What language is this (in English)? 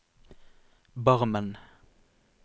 Norwegian